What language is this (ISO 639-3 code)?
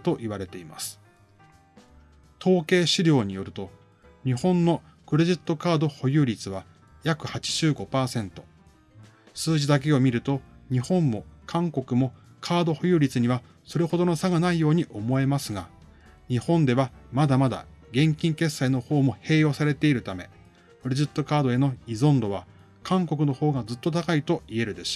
jpn